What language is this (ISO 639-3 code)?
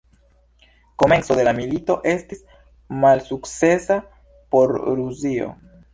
epo